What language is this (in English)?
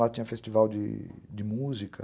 Portuguese